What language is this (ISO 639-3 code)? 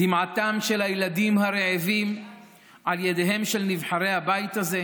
heb